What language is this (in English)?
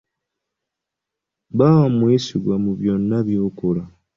Ganda